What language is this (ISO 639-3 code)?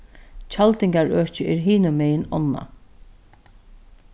fao